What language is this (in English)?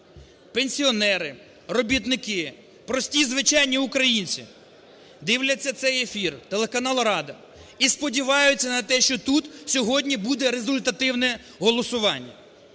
Ukrainian